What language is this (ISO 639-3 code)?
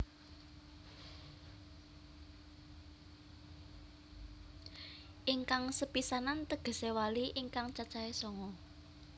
jav